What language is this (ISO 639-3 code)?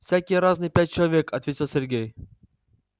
rus